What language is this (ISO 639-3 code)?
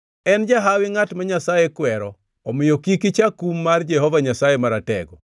luo